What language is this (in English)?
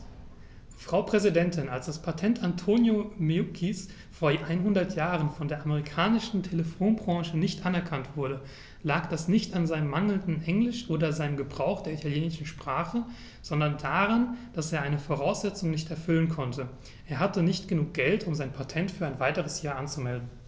German